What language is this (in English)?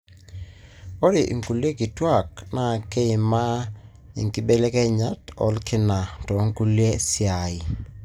Masai